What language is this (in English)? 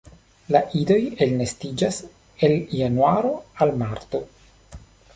Esperanto